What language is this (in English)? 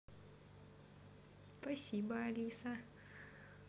Russian